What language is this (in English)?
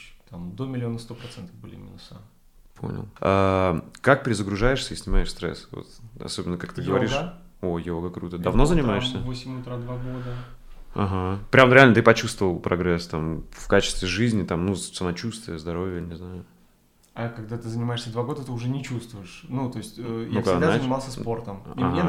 Russian